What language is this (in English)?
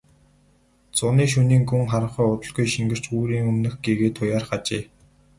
Mongolian